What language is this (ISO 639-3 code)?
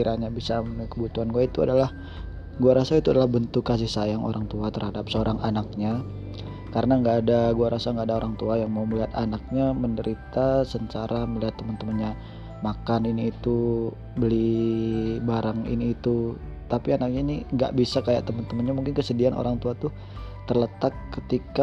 ind